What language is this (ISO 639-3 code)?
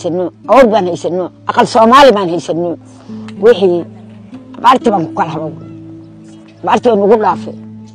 ara